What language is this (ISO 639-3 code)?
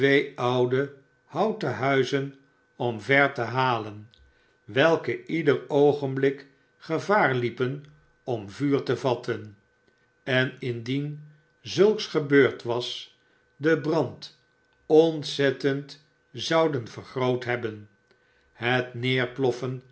nld